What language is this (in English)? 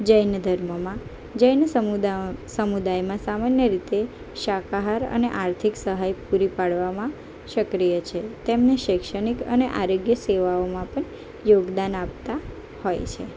Gujarati